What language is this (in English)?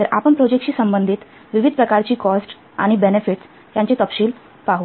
Marathi